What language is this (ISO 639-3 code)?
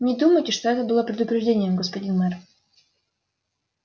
rus